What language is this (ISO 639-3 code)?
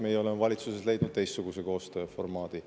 est